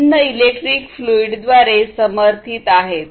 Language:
Marathi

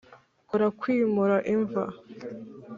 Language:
Kinyarwanda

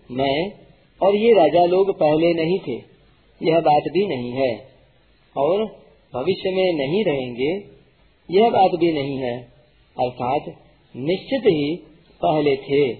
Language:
Hindi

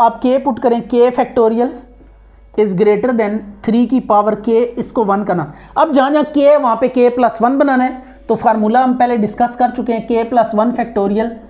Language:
Hindi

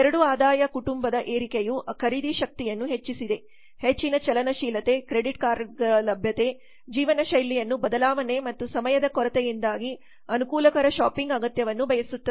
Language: Kannada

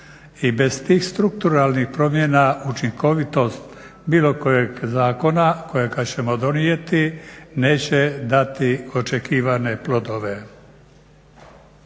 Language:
Croatian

